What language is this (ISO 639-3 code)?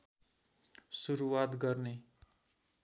nep